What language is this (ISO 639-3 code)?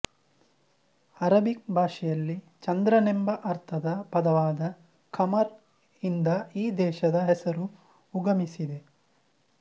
kan